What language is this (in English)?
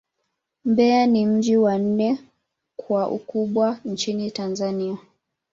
Swahili